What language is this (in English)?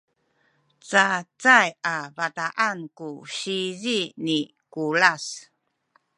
Sakizaya